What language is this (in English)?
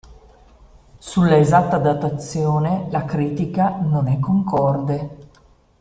Italian